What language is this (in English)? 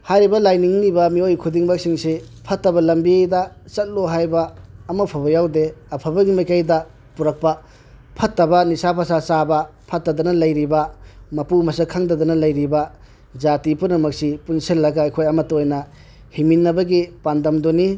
Manipuri